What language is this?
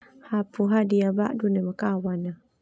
Termanu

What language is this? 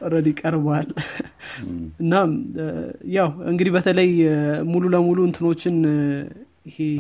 Amharic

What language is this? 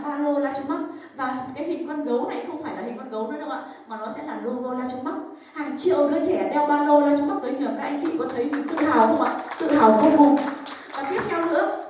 Vietnamese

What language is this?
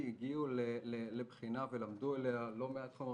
Hebrew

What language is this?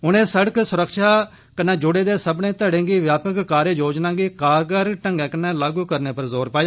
Dogri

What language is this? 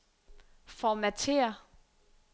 Danish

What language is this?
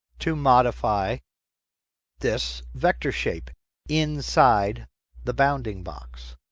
English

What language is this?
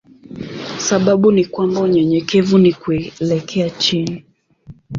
Swahili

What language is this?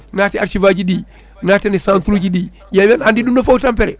Fula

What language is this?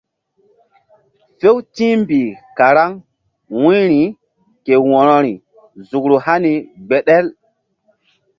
Mbum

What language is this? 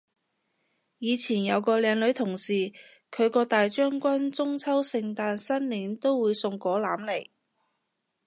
Cantonese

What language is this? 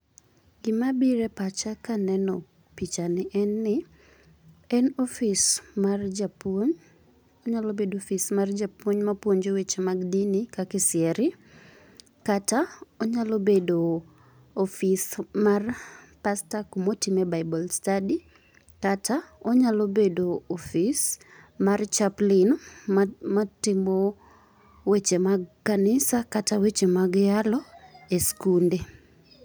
Luo (Kenya and Tanzania)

